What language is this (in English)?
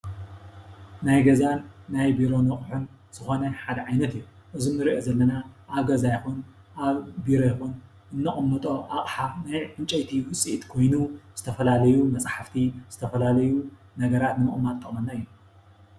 Tigrinya